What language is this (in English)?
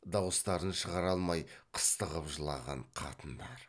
Kazakh